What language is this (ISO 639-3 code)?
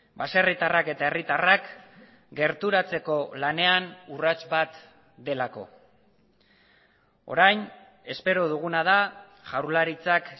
eus